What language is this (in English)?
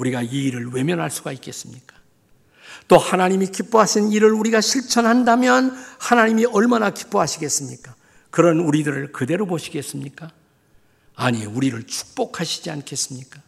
Korean